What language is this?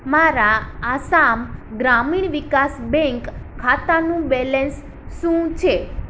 Gujarati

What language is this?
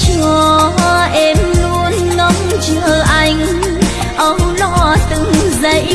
Vietnamese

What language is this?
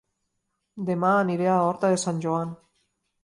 Catalan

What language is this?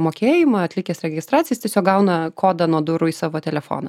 Lithuanian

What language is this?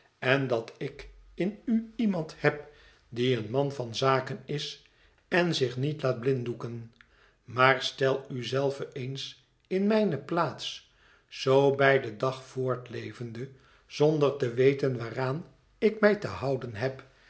Dutch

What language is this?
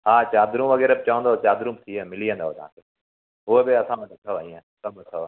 Sindhi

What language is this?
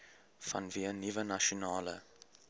Afrikaans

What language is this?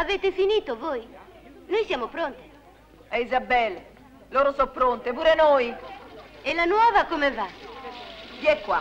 Italian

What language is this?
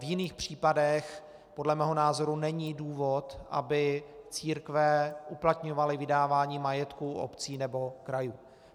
Czech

